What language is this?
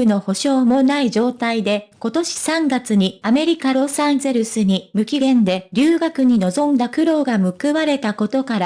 Japanese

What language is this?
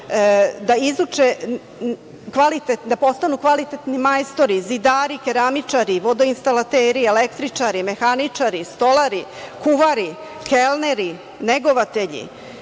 Serbian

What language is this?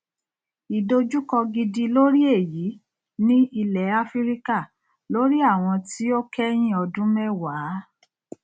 Yoruba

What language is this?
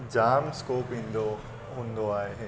Sindhi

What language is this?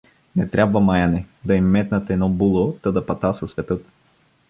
Bulgarian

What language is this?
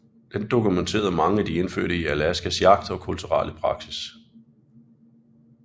Danish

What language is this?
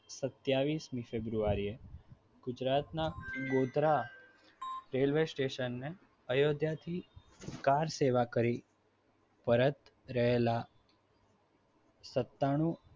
Gujarati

